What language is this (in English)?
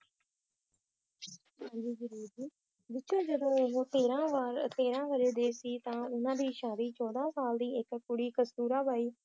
Punjabi